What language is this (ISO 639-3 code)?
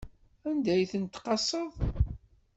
kab